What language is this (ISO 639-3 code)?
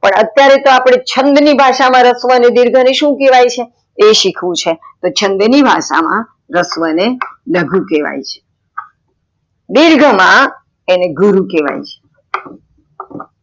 guj